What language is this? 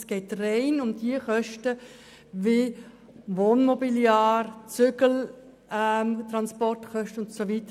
Swiss German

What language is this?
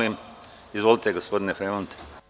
Serbian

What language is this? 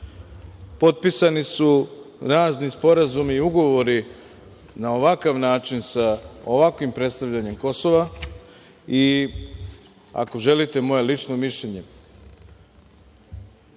Serbian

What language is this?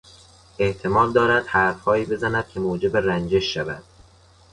Persian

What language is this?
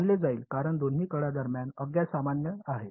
Marathi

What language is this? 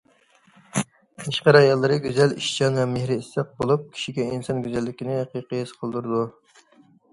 Uyghur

